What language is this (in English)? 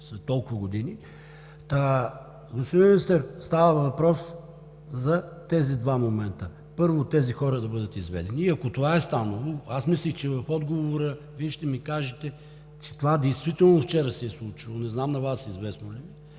Bulgarian